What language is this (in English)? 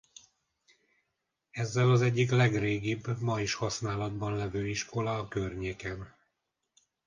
Hungarian